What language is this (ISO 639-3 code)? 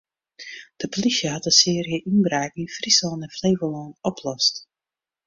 fry